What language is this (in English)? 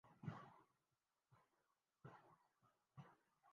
Urdu